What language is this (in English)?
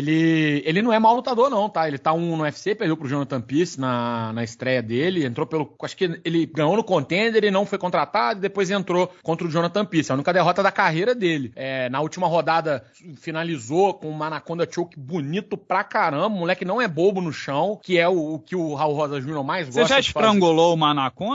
Portuguese